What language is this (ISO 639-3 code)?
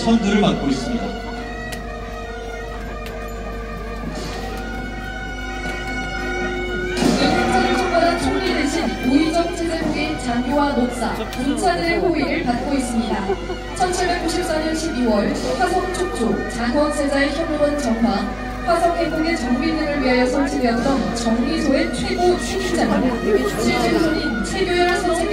kor